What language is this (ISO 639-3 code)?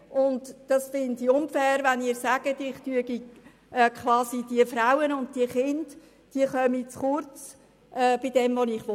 gsw